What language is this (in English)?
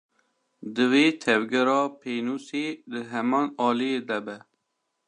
Kurdish